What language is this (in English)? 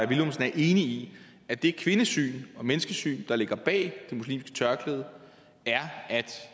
Danish